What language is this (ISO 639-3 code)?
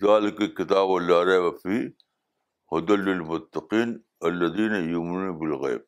urd